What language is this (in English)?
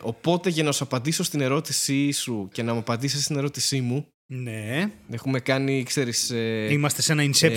Greek